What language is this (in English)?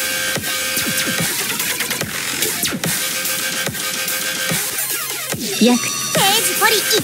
Japanese